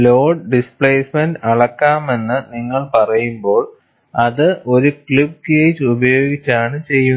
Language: Malayalam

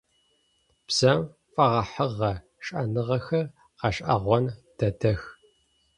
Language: Adyghe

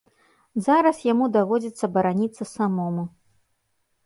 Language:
Belarusian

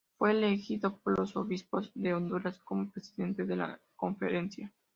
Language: Spanish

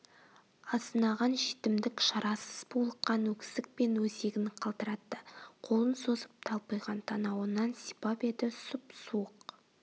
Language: Kazakh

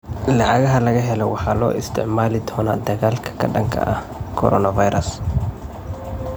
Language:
Somali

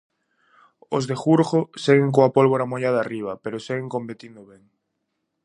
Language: Galician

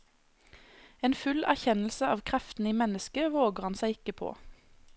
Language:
Norwegian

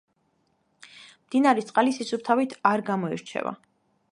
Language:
Georgian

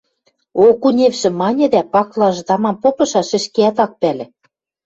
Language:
Western Mari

